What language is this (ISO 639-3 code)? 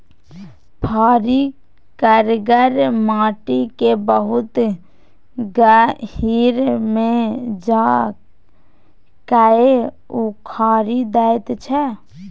mai